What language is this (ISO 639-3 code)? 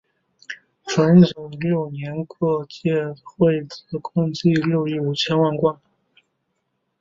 zho